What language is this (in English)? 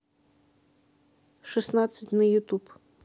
Russian